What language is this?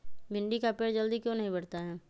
Magahi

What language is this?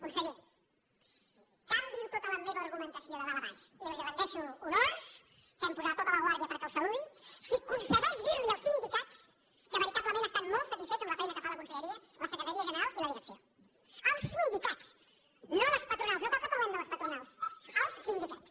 Catalan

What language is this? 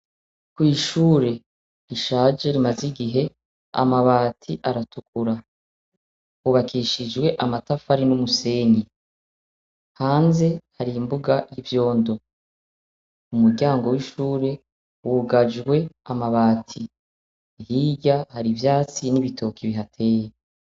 Rundi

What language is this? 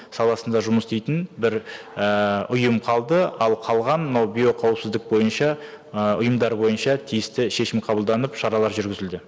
Kazakh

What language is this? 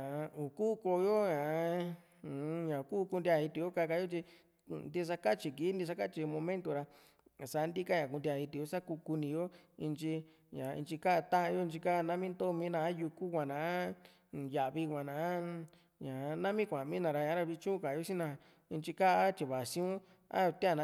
Juxtlahuaca Mixtec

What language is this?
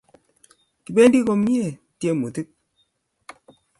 Kalenjin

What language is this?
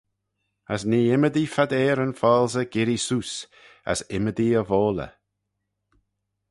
Manx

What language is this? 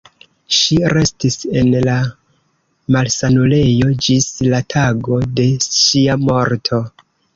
Esperanto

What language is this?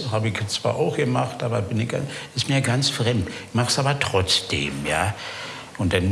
German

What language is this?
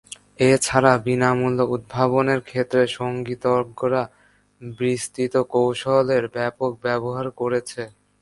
Bangla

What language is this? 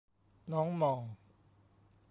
Thai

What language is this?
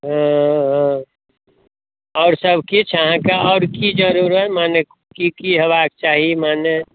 Maithili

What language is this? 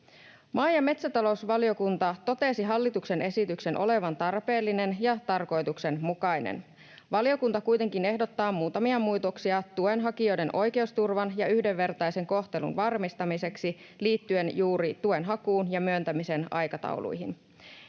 Finnish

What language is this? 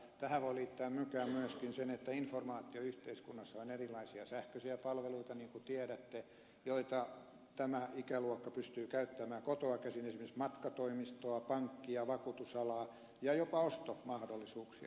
Finnish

